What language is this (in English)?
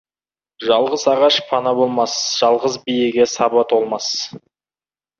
Kazakh